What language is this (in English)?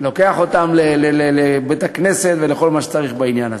Hebrew